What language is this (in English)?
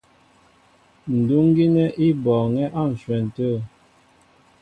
Mbo (Cameroon)